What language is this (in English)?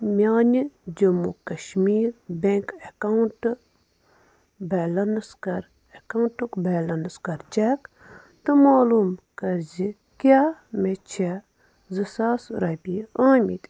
Kashmiri